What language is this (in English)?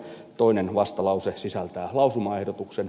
Finnish